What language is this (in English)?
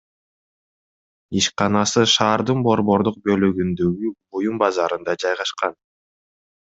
Kyrgyz